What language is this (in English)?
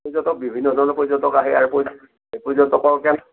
Assamese